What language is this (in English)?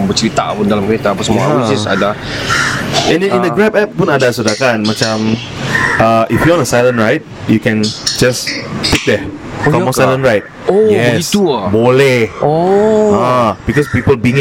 Malay